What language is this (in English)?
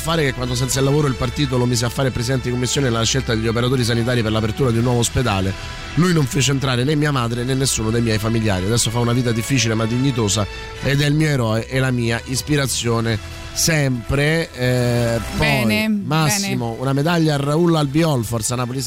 Italian